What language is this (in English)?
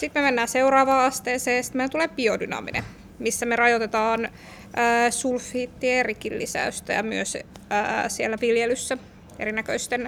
Finnish